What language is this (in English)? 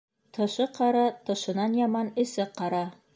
Bashkir